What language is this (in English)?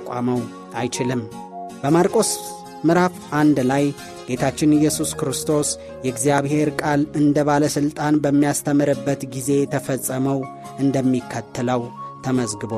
Amharic